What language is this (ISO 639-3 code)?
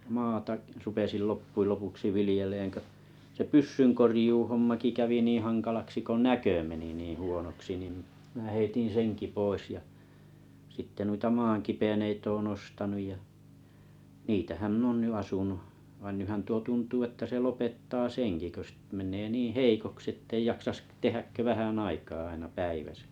fin